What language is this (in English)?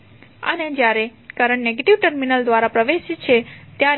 Gujarati